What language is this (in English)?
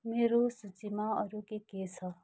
Nepali